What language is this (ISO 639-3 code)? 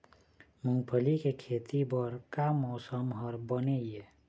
hne